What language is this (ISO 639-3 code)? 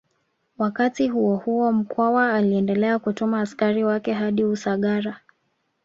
swa